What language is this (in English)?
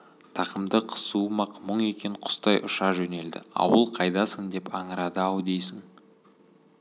Kazakh